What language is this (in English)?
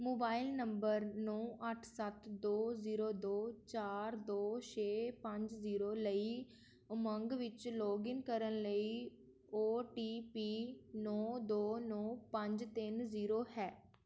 Punjabi